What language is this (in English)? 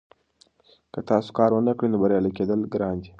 Pashto